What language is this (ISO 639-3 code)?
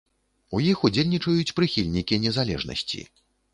bel